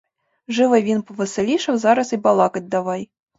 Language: Ukrainian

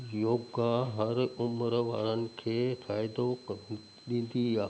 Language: Sindhi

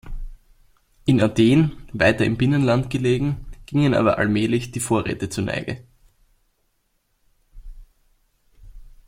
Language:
German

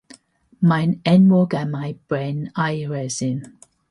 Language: Welsh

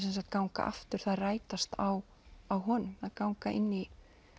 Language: Icelandic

